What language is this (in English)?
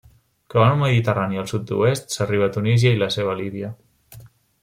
Catalan